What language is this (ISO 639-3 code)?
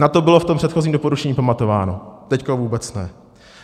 ces